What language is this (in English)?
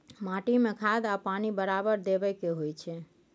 Maithili